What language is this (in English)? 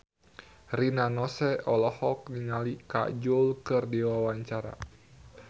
Sundanese